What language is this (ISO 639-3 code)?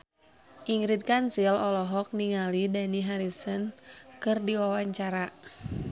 sun